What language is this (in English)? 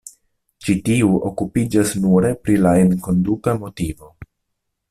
Esperanto